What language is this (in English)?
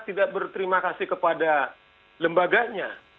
Indonesian